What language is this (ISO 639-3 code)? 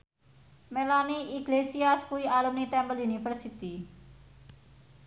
jav